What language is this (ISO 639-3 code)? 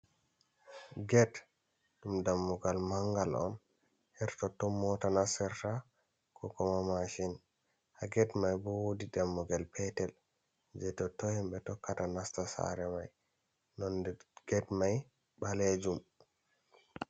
ful